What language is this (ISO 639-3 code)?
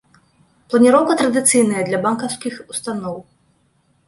bel